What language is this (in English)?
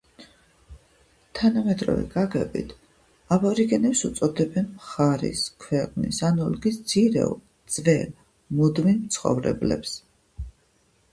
Georgian